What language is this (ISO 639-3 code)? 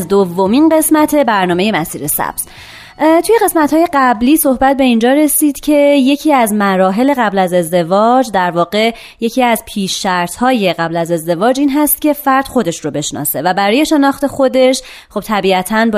fas